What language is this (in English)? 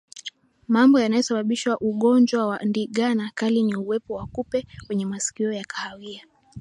Swahili